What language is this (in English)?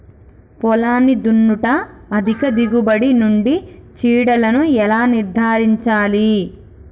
Telugu